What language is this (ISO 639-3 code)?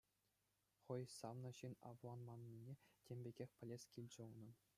chv